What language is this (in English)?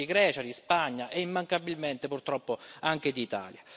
Italian